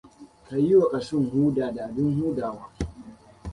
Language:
Hausa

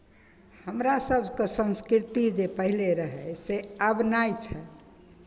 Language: Maithili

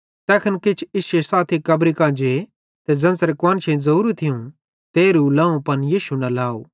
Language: Bhadrawahi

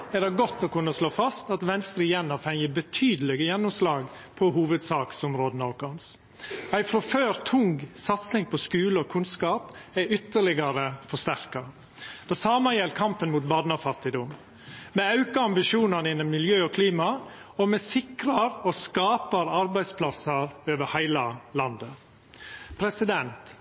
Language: Norwegian Nynorsk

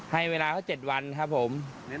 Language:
Thai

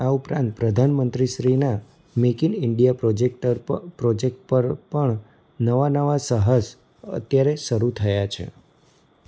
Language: Gujarati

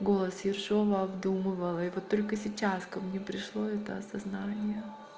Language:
Russian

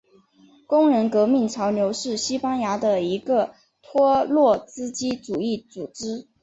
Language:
Chinese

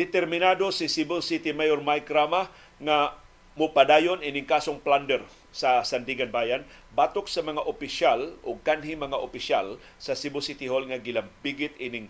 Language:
Filipino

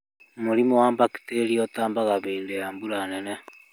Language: Kikuyu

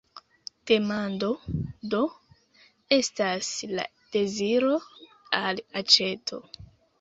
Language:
Esperanto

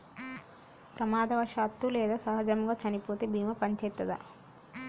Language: Telugu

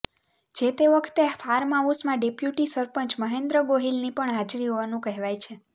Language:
Gujarati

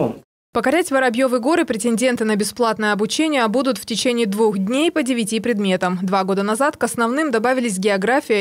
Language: Russian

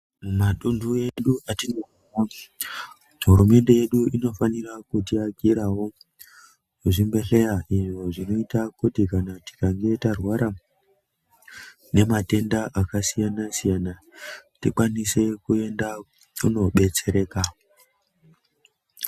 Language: Ndau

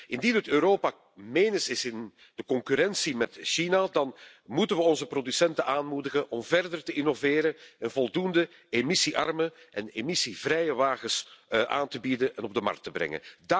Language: Dutch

